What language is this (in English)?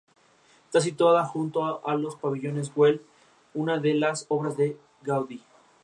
Spanish